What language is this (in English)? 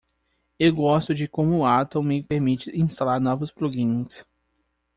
Portuguese